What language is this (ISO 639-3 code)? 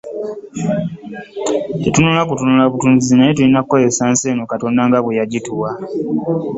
lug